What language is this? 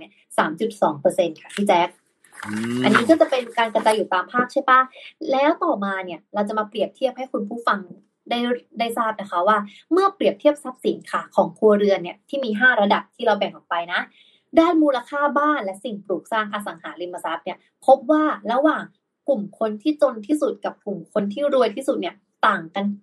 Thai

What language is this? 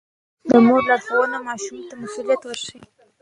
Pashto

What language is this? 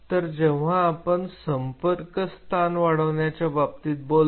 Marathi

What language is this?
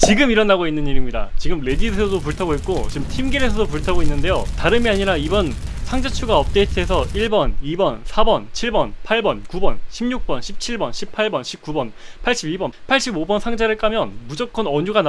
Korean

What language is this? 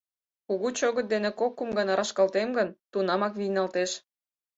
Mari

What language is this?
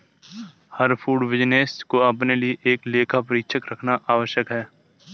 Hindi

